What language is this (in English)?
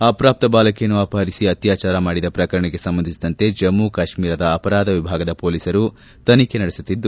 Kannada